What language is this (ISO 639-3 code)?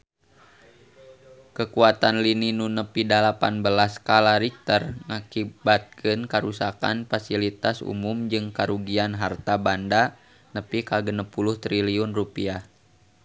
sun